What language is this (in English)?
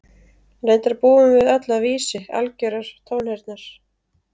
Icelandic